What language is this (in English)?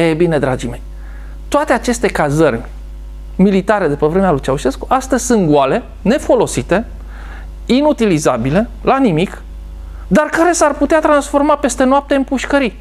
Romanian